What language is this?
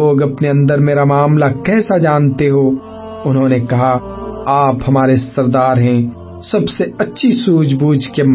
Urdu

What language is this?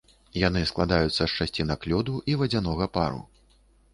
Belarusian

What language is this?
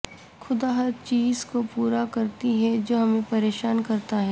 Urdu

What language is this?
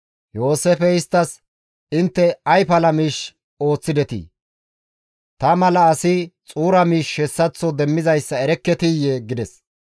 Gamo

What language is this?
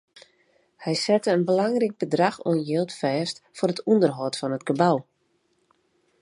Western Frisian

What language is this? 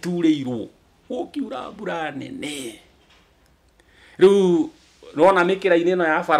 French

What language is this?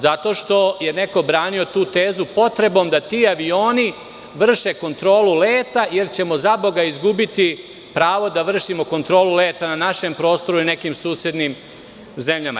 Serbian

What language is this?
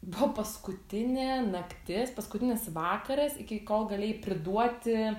Lithuanian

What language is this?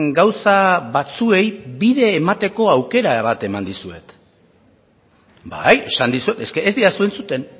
Basque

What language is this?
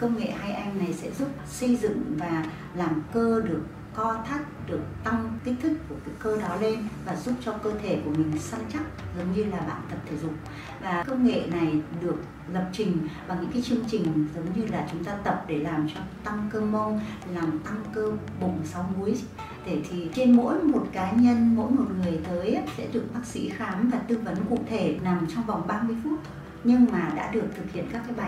Vietnamese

